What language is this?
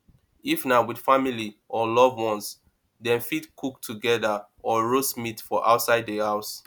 Nigerian Pidgin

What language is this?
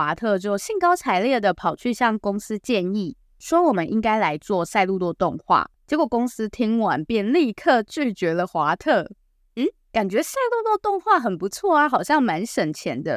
Chinese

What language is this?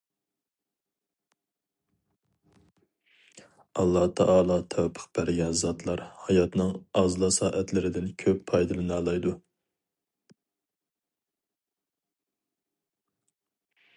Uyghur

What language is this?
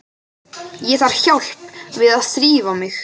Icelandic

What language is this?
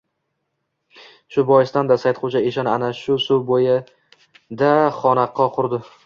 Uzbek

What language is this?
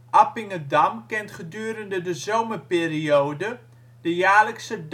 Dutch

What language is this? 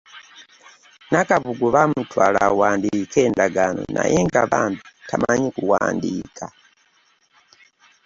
Ganda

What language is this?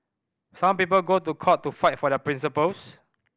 English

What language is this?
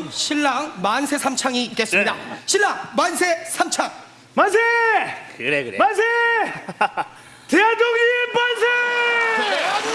Korean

